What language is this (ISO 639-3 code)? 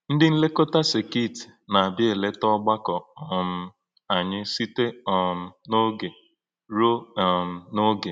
ibo